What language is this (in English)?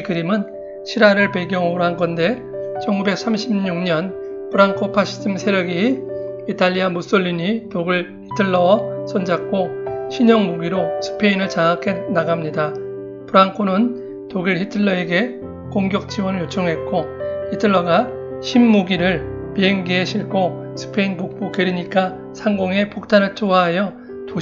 Korean